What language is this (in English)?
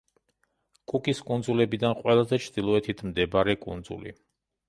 Georgian